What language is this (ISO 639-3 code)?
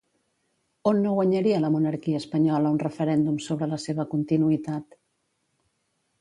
cat